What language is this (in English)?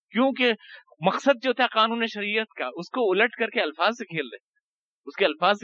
Urdu